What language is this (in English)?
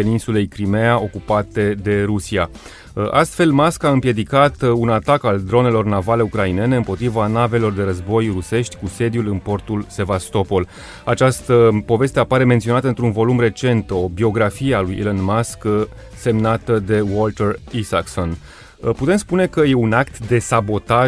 Romanian